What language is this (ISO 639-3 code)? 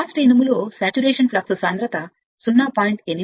tel